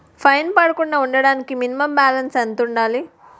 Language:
Telugu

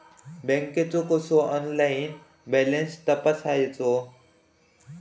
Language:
Marathi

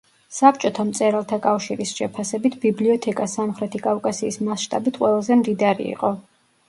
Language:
Georgian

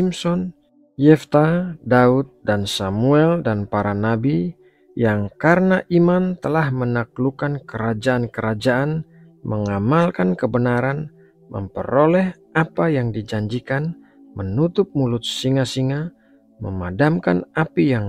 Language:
Indonesian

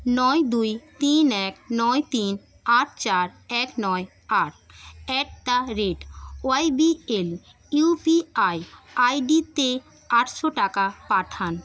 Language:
Bangla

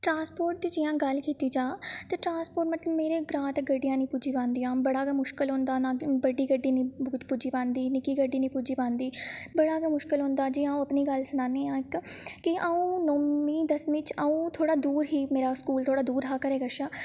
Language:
Dogri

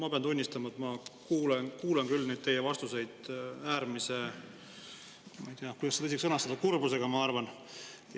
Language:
Estonian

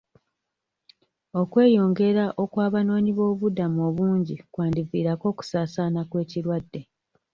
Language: Ganda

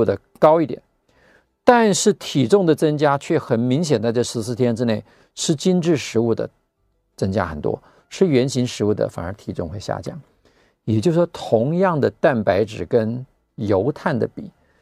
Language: Chinese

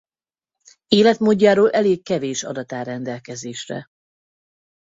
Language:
Hungarian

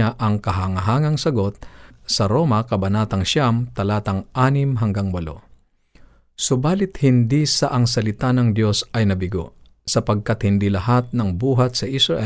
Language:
Filipino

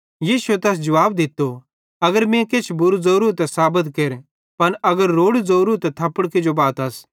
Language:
Bhadrawahi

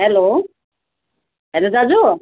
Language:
Nepali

